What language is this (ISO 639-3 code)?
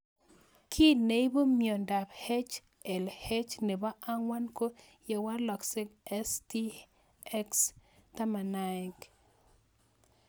kln